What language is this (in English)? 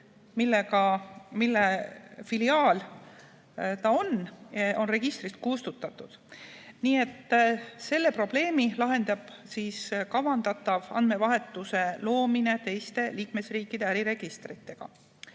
Estonian